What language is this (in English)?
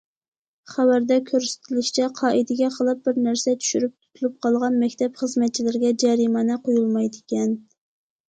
Uyghur